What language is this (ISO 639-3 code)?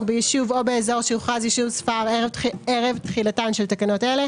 heb